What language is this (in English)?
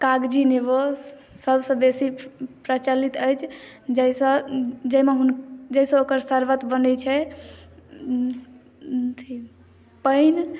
Maithili